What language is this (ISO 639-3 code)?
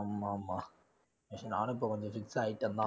tam